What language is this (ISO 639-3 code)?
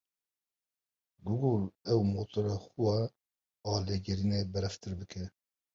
kur